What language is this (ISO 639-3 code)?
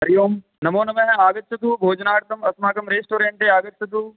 san